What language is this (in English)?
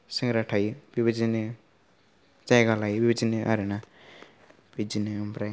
Bodo